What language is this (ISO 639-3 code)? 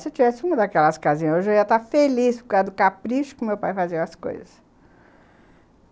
por